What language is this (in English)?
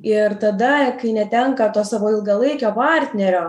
Lithuanian